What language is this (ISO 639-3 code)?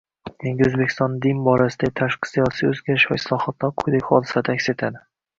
uzb